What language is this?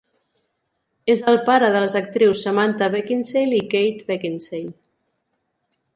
Catalan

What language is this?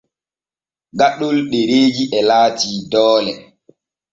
Borgu Fulfulde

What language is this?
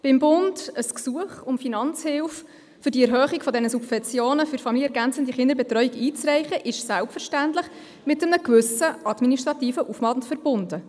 Swiss German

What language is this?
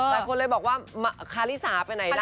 Thai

